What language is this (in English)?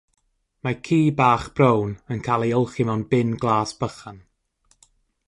Welsh